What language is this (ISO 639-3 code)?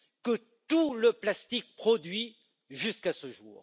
fra